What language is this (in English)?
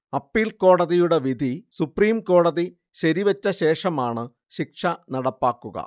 Malayalam